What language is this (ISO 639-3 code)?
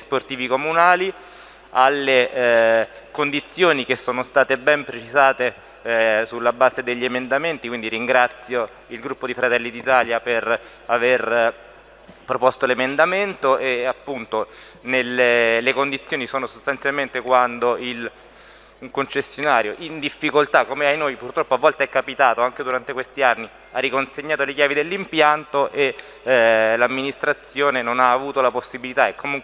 ita